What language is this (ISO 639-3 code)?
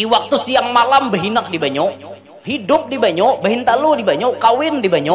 ind